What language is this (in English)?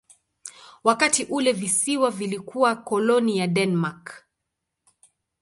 Swahili